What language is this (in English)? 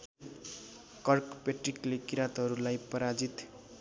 Nepali